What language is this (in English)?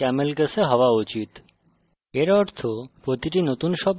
Bangla